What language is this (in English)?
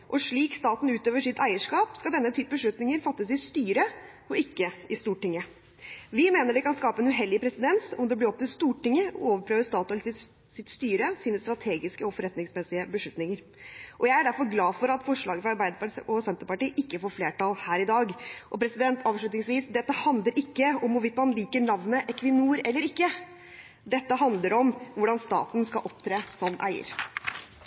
Norwegian Bokmål